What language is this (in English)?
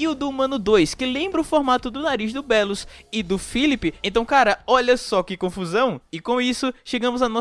Portuguese